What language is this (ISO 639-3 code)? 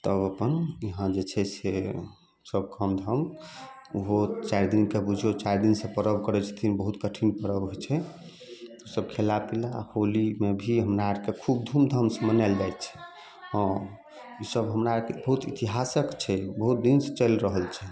mai